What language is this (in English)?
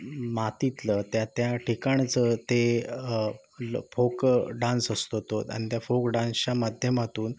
Marathi